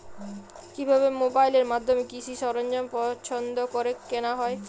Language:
Bangla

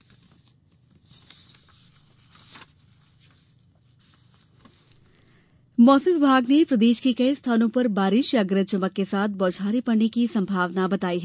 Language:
Hindi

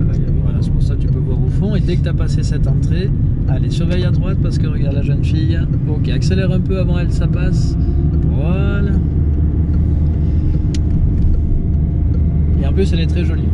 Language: French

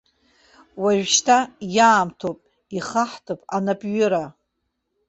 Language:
Abkhazian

